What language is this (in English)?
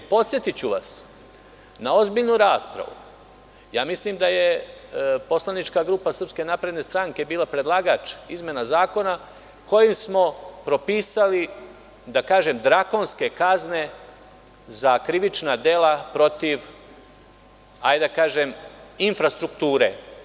Serbian